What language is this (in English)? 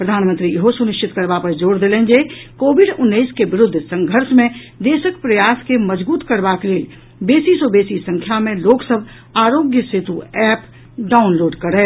Maithili